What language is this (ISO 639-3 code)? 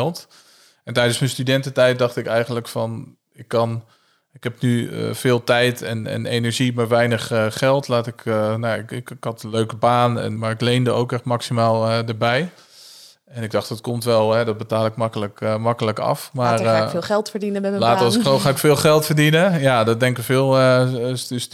nld